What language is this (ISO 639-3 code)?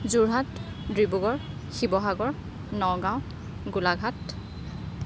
asm